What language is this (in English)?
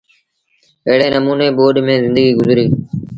Sindhi Bhil